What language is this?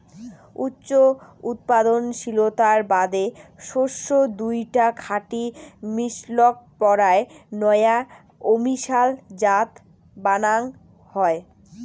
Bangla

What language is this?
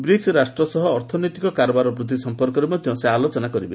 Odia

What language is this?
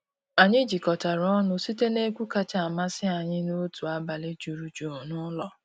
Igbo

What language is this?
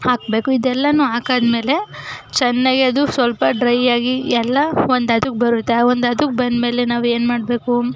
Kannada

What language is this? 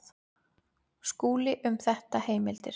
Icelandic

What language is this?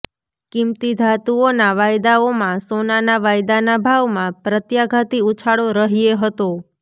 Gujarati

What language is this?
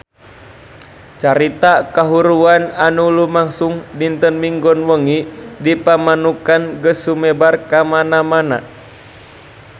Sundanese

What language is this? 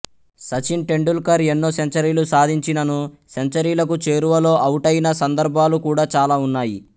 Telugu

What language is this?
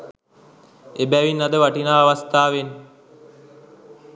Sinhala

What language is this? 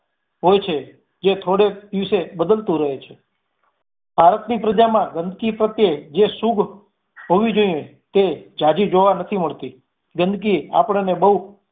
Gujarati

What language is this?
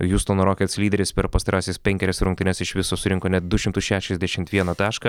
Lithuanian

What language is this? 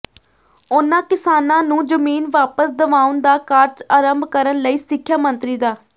Punjabi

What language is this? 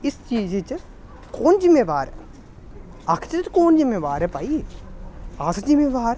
Dogri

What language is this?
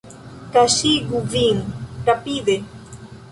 Esperanto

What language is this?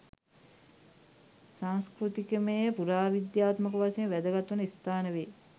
Sinhala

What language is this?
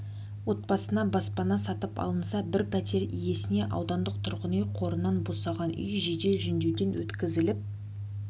Kazakh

